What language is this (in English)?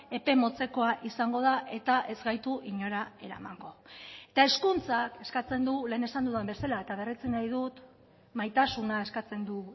Basque